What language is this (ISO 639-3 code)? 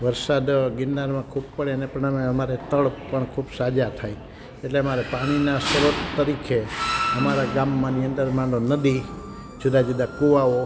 guj